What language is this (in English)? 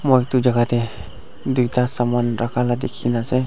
Naga Pidgin